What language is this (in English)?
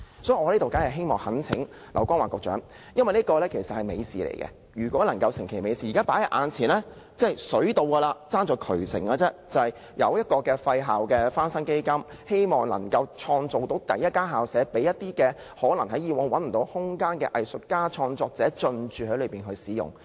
Cantonese